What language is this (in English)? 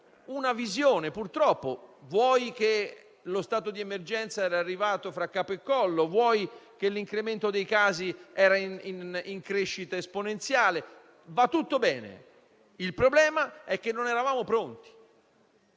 Italian